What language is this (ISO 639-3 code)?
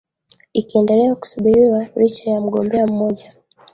swa